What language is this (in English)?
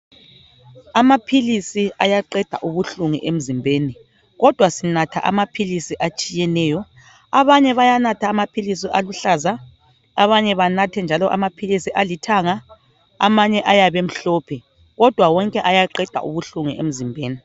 North Ndebele